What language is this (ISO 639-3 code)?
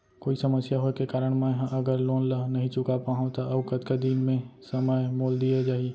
hne